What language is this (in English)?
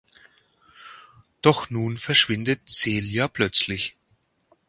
German